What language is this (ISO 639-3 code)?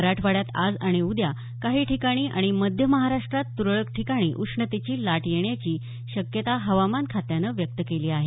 mar